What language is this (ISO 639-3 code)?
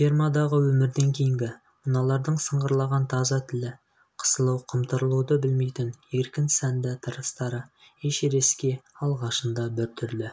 kaz